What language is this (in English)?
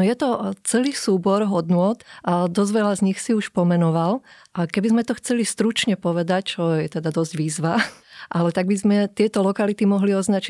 Slovak